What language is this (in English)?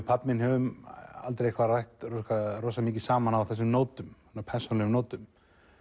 Icelandic